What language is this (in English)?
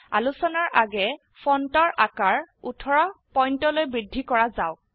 Assamese